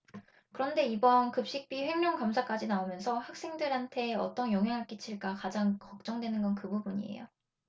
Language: Korean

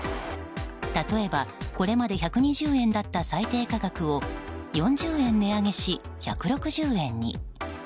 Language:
Japanese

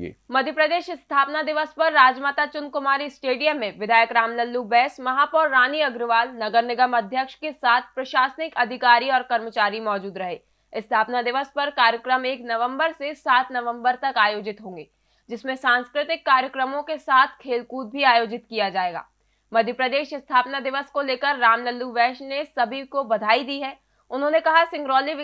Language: Hindi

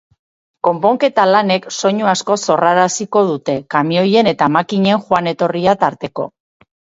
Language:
Basque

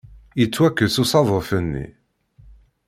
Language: Kabyle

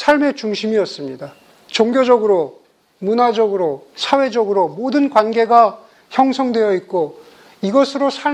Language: Korean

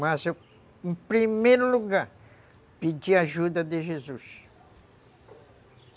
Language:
Portuguese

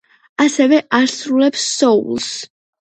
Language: Georgian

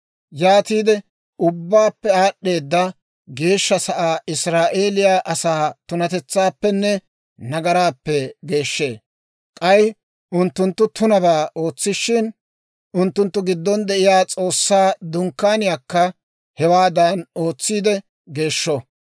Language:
Dawro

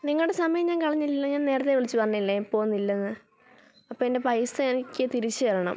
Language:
Malayalam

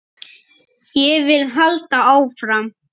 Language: Icelandic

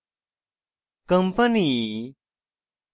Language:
Bangla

